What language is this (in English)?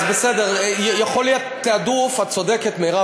Hebrew